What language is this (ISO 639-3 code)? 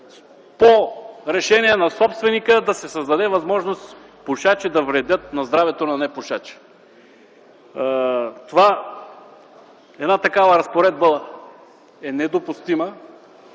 bul